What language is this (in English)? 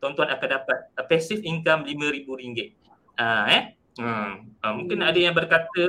Malay